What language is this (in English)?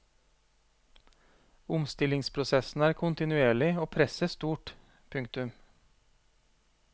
Norwegian